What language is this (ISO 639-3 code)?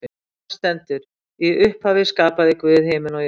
isl